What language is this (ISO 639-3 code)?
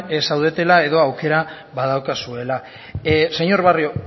eus